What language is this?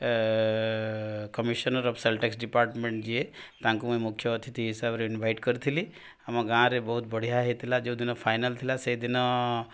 Odia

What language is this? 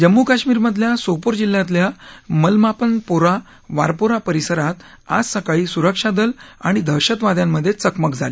Marathi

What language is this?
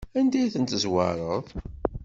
Kabyle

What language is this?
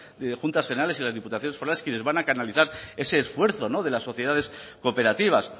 Spanish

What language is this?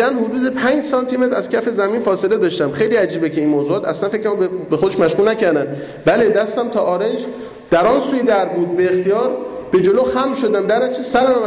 Persian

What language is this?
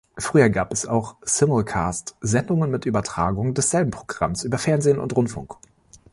German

